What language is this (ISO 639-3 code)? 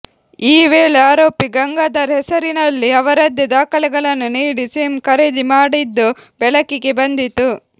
kan